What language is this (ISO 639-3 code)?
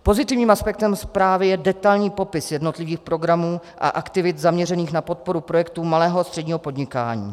ces